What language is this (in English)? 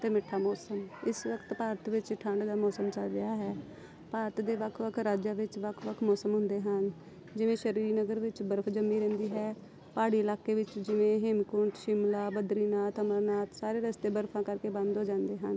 Punjabi